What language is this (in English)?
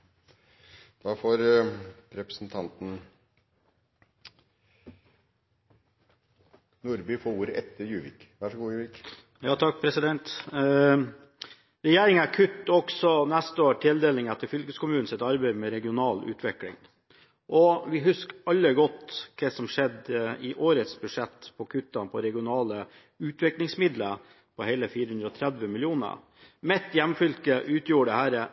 Norwegian Bokmål